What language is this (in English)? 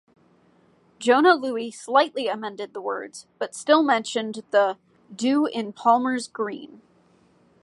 English